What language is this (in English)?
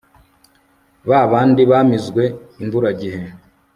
Kinyarwanda